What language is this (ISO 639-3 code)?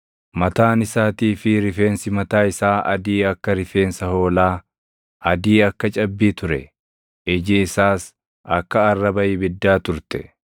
orm